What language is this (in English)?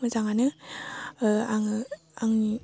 Bodo